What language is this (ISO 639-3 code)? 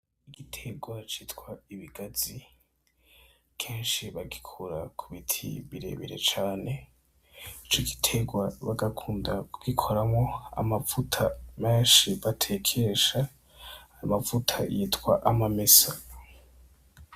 run